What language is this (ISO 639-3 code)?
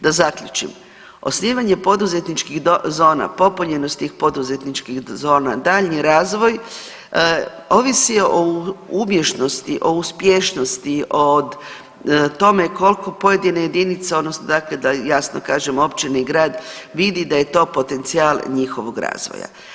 hrv